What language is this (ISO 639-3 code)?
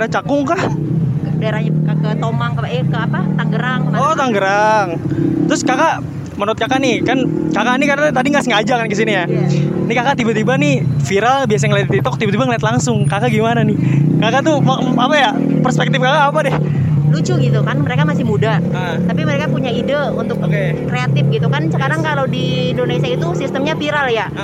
ind